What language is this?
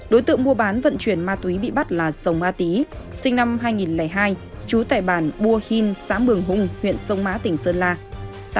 Vietnamese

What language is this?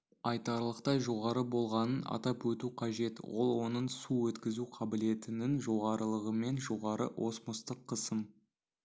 Kazakh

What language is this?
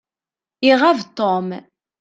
Kabyle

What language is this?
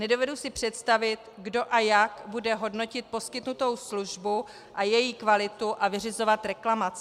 Czech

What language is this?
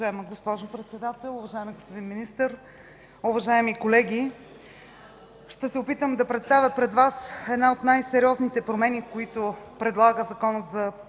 Bulgarian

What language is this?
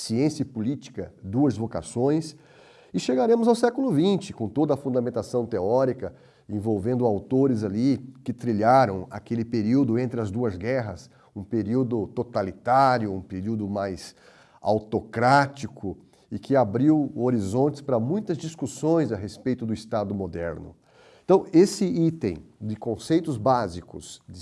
Portuguese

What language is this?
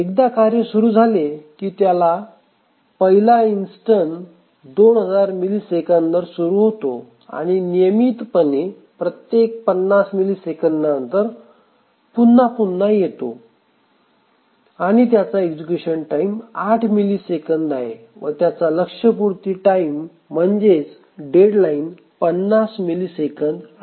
Marathi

